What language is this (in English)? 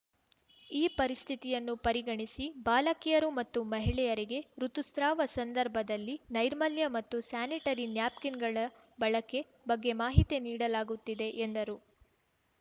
Kannada